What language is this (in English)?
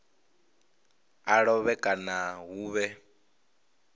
Venda